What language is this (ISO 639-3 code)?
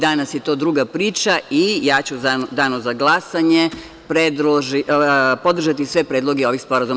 srp